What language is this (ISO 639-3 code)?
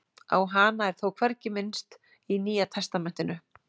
isl